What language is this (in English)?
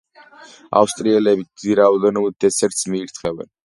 Georgian